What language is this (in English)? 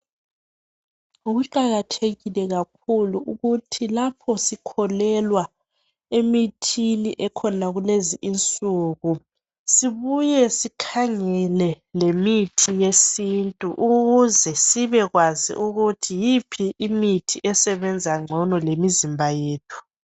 North Ndebele